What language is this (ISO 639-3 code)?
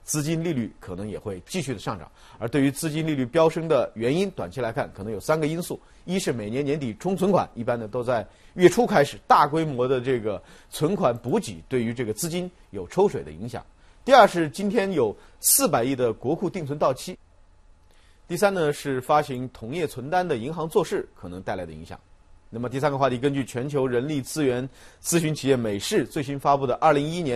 zho